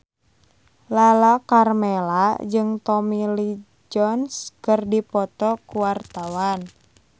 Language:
Sundanese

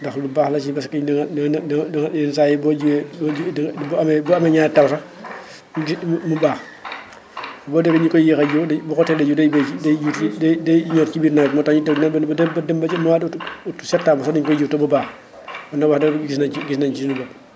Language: Wolof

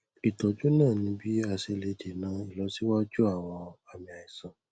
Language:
Yoruba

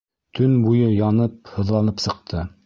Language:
Bashkir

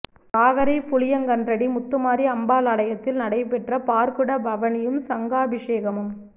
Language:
Tamil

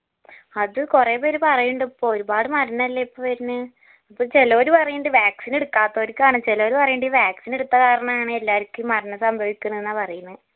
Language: Malayalam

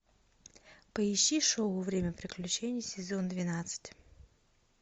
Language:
Russian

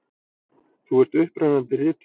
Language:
Icelandic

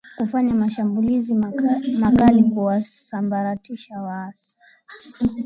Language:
Swahili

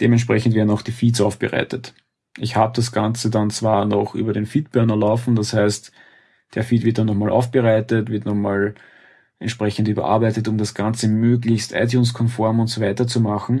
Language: German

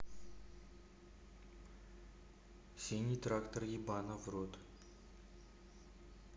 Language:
Russian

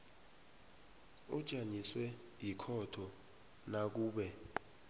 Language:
South Ndebele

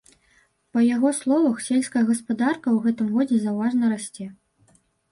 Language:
Belarusian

